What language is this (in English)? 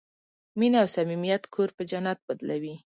Pashto